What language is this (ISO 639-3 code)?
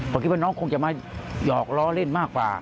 tha